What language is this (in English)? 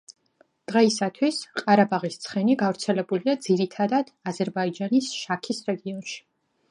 Georgian